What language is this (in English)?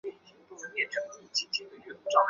Chinese